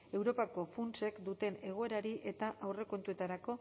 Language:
Basque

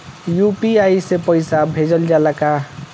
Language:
Bhojpuri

